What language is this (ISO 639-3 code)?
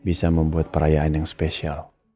ind